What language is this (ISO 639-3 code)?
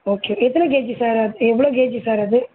tam